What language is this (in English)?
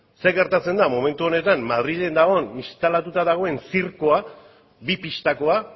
Basque